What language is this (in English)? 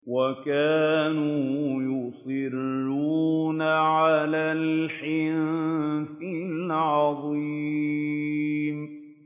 Arabic